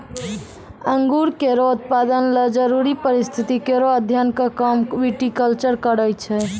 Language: Maithili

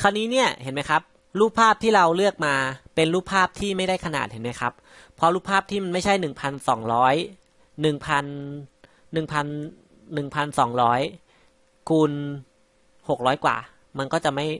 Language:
Thai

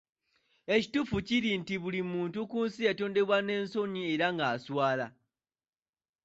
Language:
Ganda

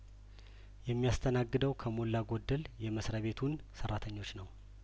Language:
Amharic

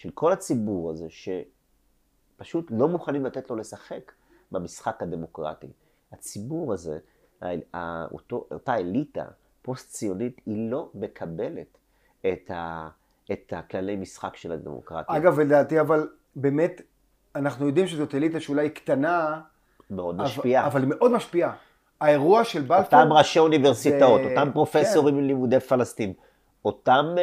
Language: Hebrew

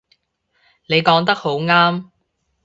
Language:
Cantonese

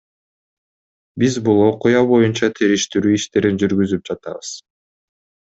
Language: Kyrgyz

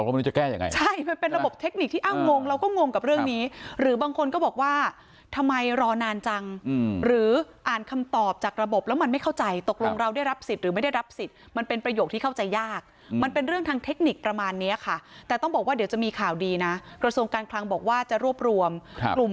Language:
Thai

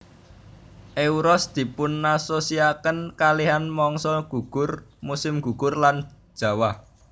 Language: Javanese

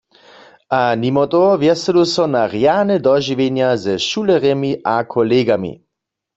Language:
Upper Sorbian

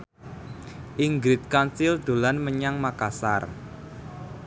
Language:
Javanese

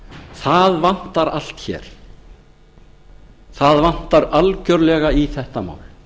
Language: Icelandic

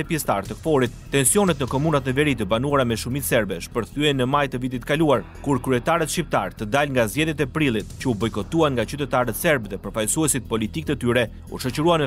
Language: Romanian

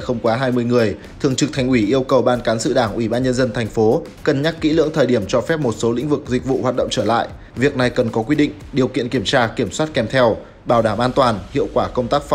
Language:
Vietnamese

